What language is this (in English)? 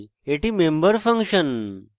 Bangla